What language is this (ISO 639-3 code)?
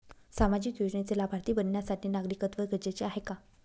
mar